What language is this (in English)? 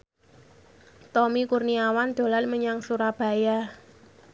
Javanese